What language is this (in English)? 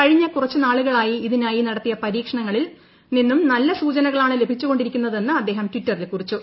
Malayalam